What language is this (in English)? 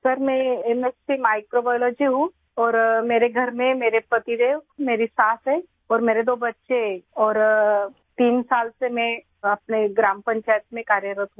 Hindi